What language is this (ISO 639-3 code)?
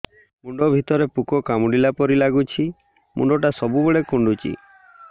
ori